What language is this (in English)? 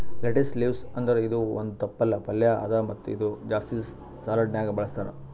Kannada